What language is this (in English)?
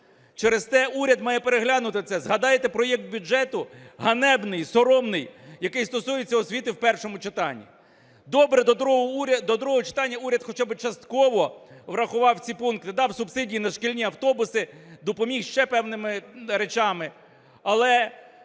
Ukrainian